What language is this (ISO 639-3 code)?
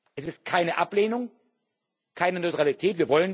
deu